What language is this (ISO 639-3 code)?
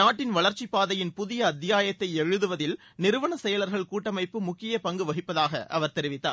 tam